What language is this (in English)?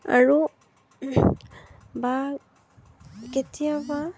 Assamese